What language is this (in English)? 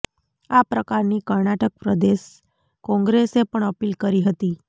Gujarati